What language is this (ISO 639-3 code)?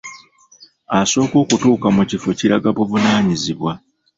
lug